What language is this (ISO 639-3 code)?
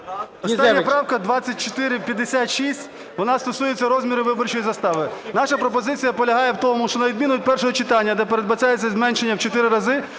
ukr